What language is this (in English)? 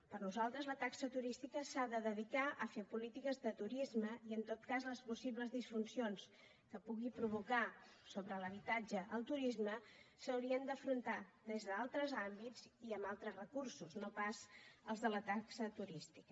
Catalan